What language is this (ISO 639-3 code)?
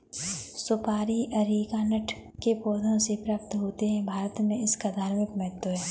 hin